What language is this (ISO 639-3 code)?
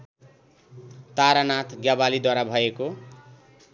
nep